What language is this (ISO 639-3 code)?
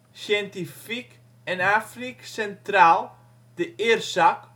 nld